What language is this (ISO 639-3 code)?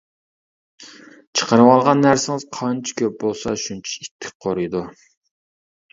uig